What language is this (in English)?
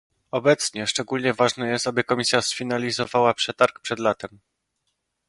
Polish